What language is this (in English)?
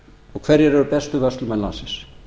Icelandic